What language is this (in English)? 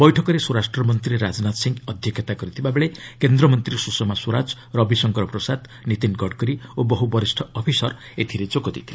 Odia